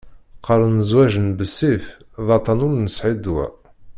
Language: Kabyle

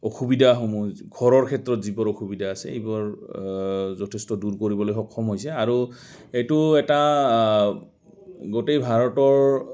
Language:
Assamese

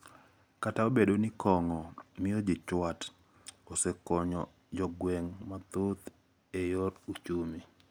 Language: Luo (Kenya and Tanzania)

